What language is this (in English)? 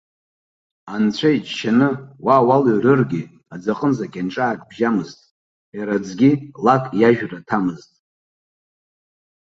Abkhazian